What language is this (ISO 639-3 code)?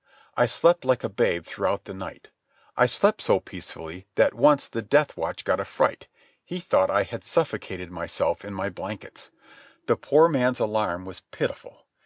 eng